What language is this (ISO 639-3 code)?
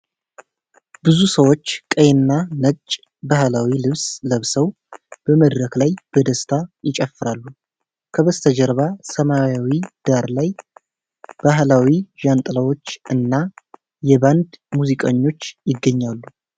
amh